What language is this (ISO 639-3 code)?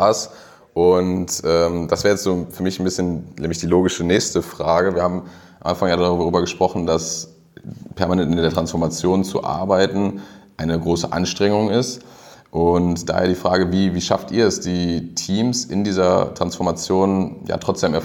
deu